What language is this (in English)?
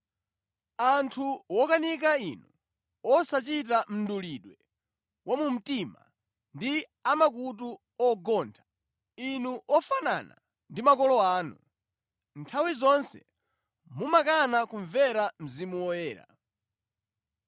Nyanja